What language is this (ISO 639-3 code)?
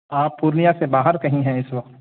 urd